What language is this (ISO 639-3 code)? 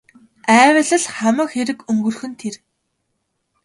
mon